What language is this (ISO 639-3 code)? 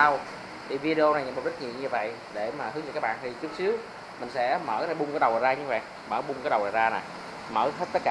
vie